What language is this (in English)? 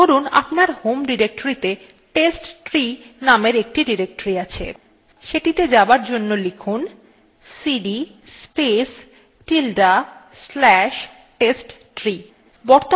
Bangla